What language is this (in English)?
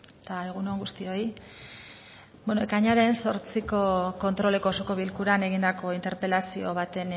Basque